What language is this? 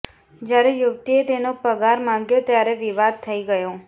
Gujarati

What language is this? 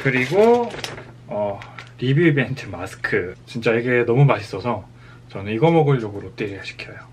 Korean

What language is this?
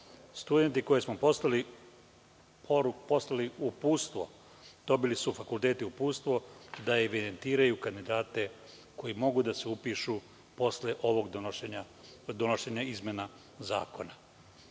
Serbian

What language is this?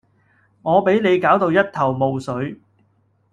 Cantonese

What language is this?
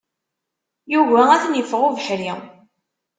Kabyle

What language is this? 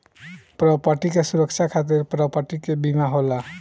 Bhojpuri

